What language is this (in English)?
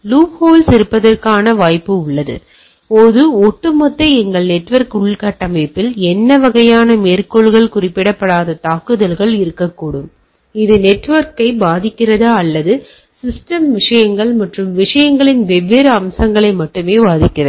Tamil